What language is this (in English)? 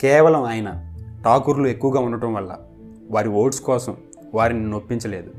Telugu